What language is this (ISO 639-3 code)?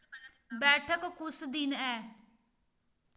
doi